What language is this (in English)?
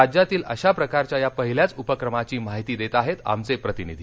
Marathi